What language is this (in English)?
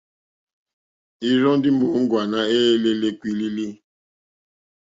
Mokpwe